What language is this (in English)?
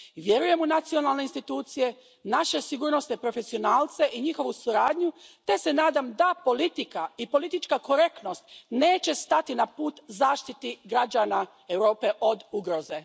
Croatian